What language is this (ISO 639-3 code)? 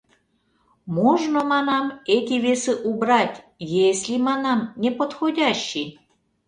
chm